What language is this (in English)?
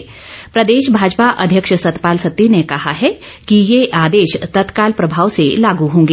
Hindi